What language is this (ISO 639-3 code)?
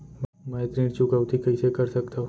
hne